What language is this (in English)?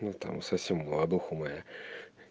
Russian